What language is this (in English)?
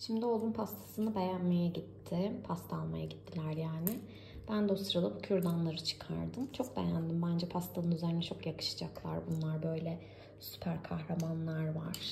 Turkish